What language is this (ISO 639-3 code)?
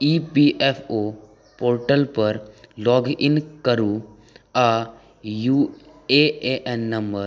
mai